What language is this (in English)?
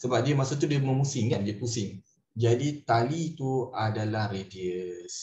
Malay